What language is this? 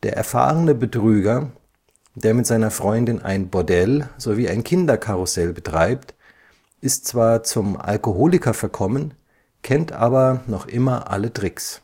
German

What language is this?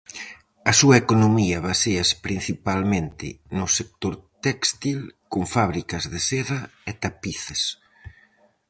Galician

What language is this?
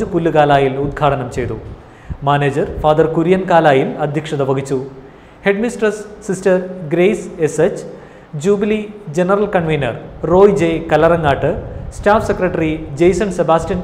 Malayalam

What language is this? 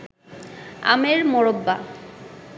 Bangla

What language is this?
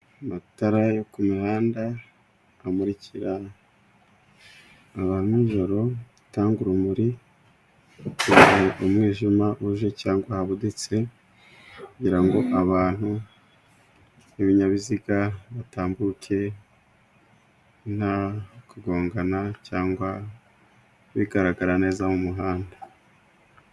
Kinyarwanda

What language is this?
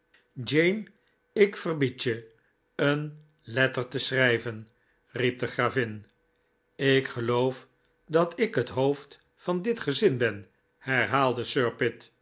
Dutch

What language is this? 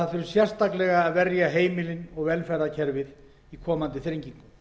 Icelandic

